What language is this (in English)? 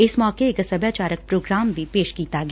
Punjabi